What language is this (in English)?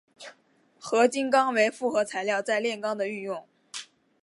Chinese